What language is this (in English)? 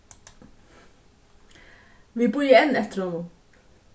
Faroese